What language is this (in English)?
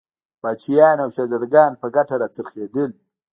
Pashto